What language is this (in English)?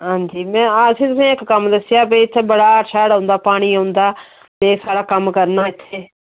Dogri